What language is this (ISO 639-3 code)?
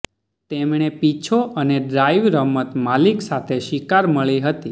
guj